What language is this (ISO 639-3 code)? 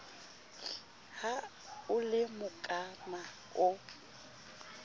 sot